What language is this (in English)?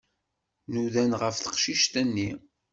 Kabyle